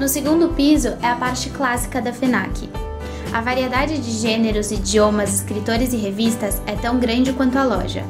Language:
Portuguese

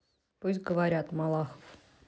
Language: Russian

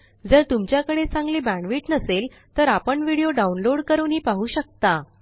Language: Marathi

